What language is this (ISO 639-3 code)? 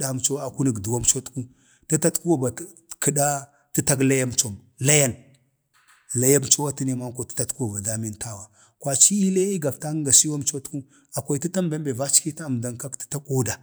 bde